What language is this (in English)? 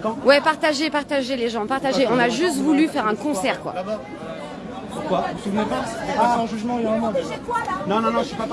French